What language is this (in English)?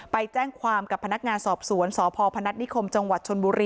Thai